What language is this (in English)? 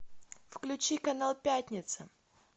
Russian